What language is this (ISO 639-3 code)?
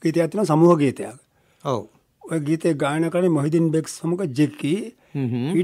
hin